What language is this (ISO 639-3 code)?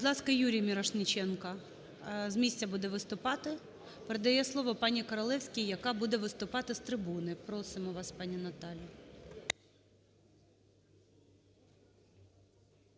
ukr